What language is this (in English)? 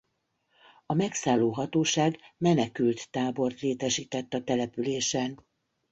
Hungarian